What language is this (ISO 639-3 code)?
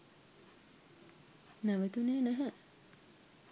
sin